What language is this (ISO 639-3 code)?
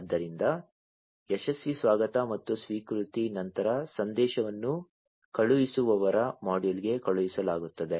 kan